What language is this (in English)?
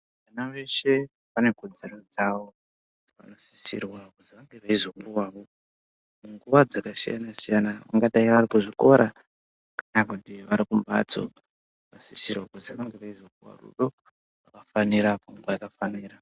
Ndau